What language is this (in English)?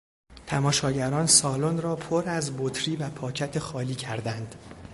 Persian